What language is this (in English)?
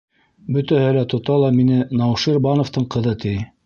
Bashkir